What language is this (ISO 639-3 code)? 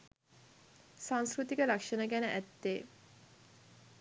sin